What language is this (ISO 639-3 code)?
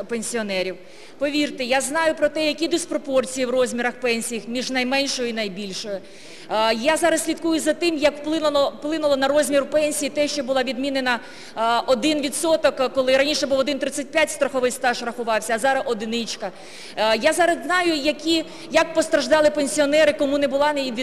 ukr